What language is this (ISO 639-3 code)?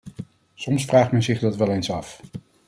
nld